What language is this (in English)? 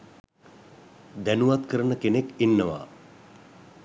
Sinhala